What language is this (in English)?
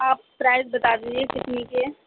Urdu